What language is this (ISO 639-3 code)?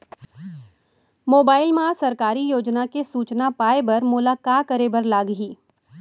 hne